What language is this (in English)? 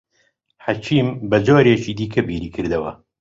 Central Kurdish